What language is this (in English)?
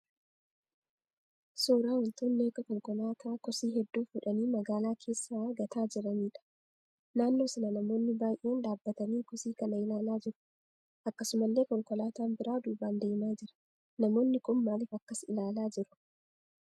Oromo